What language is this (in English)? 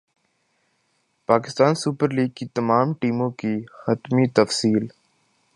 Urdu